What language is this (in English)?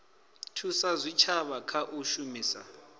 Venda